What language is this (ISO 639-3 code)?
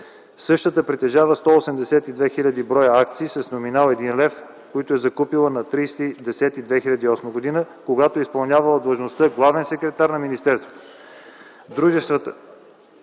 bul